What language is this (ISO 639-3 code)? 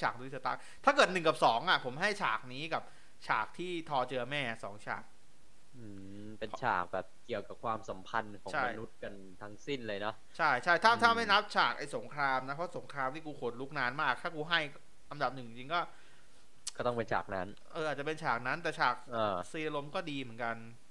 tha